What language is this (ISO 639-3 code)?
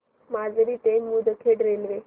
mar